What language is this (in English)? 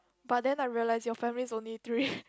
English